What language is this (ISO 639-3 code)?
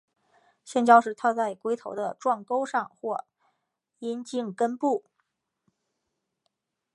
zho